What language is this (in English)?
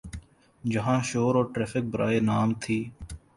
Urdu